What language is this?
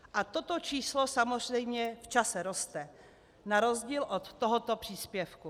Czech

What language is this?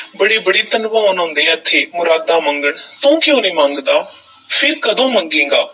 Punjabi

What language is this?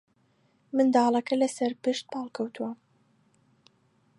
Central Kurdish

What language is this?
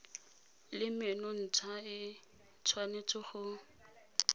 Tswana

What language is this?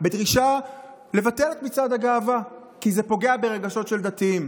Hebrew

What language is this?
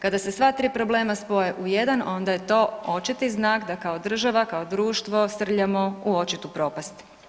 Croatian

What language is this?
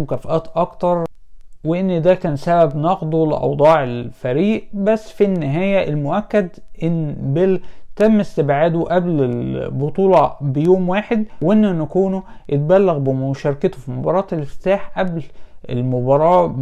Arabic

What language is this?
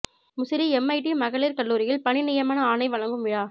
Tamil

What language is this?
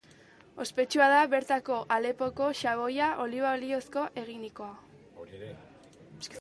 Basque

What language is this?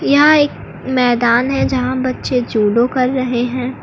Hindi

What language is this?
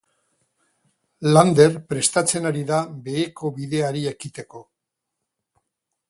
Basque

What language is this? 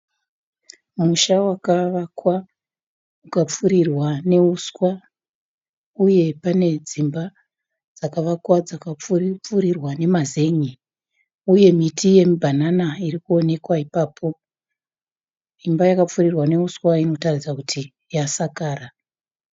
Shona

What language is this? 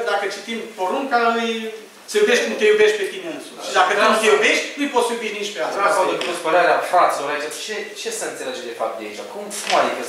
Romanian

